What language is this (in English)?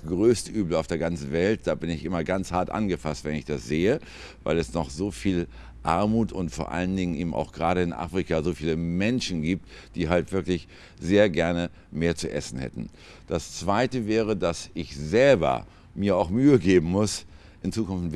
German